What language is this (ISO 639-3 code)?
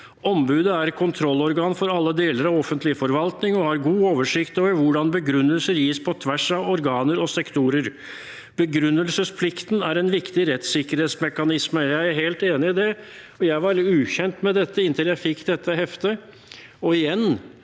nor